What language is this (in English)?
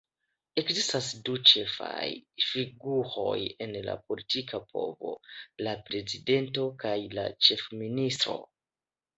Esperanto